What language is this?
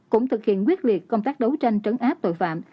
Vietnamese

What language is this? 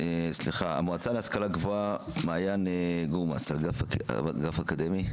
Hebrew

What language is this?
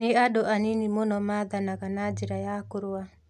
Kikuyu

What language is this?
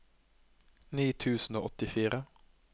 Norwegian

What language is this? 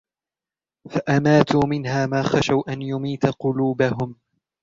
Arabic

